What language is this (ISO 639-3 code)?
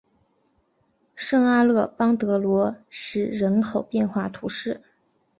zho